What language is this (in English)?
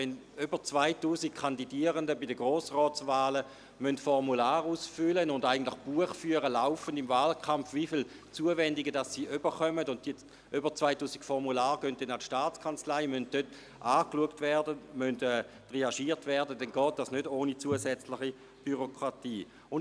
Swiss German